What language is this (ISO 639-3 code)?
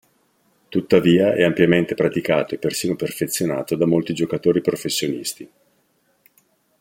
ita